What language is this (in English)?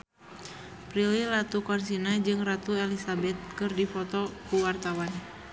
Sundanese